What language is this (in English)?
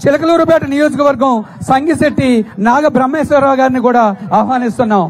Telugu